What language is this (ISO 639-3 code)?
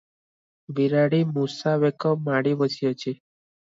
ori